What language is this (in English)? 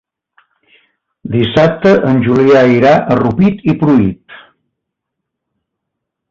Catalan